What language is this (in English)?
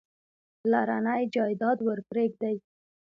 Pashto